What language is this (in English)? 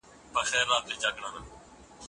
Pashto